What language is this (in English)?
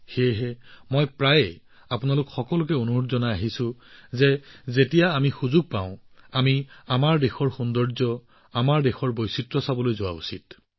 Assamese